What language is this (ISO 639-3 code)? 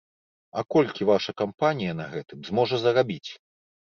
bel